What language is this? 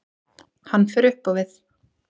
Icelandic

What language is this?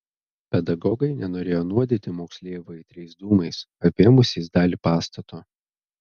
Lithuanian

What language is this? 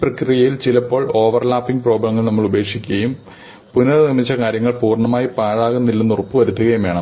Malayalam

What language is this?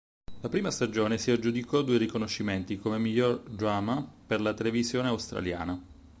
Italian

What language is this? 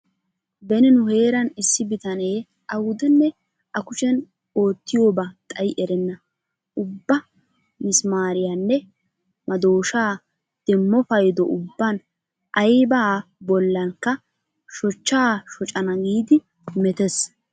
Wolaytta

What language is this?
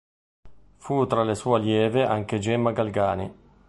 Italian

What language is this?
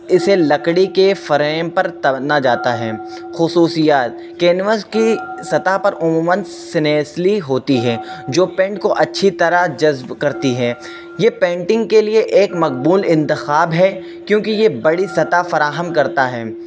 Urdu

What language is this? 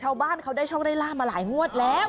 Thai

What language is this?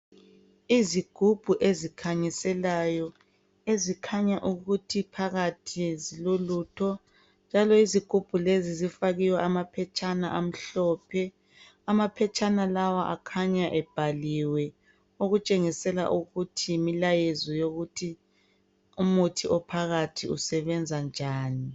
North Ndebele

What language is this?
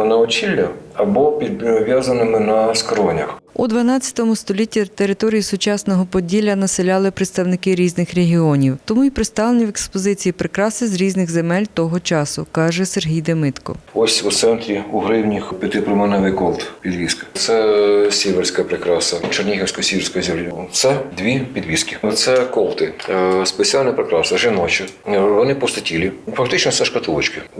Ukrainian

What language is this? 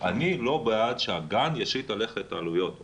Hebrew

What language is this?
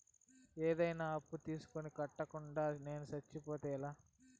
Telugu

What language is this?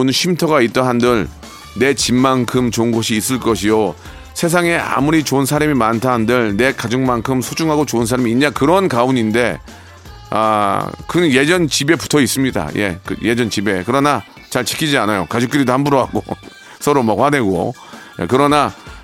Korean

